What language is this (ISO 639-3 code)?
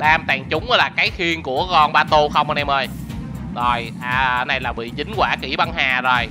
vie